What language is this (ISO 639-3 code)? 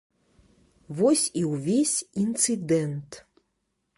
bel